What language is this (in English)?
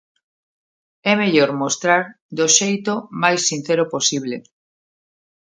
Galician